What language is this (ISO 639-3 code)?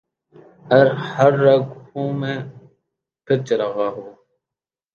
urd